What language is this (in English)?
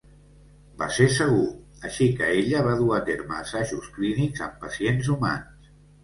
Catalan